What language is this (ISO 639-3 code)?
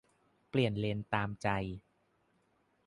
tha